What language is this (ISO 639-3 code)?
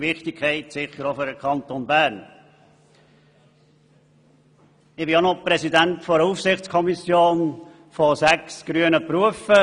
gsw